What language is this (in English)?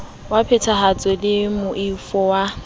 Southern Sotho